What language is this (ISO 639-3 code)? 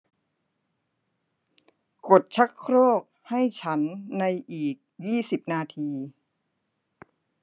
tha